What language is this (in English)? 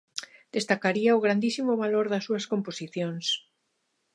Galician